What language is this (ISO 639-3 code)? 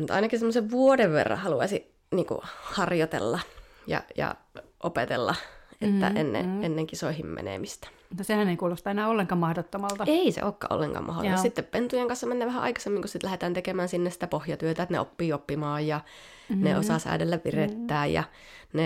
fin